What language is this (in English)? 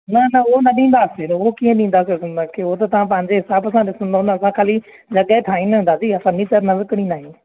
Sindhi